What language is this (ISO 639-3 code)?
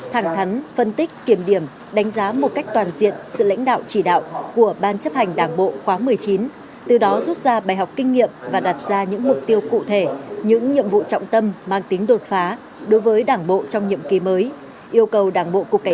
vie